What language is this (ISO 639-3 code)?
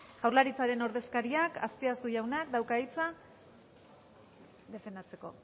eus